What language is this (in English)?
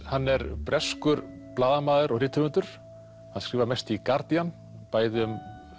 Icelandic